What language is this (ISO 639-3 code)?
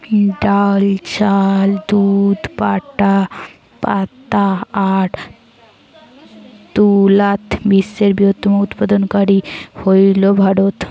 ben